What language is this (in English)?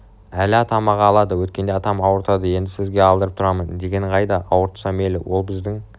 Kazakh